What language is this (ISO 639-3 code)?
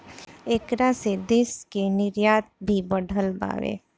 bho